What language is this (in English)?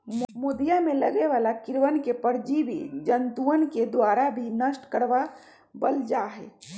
Magahi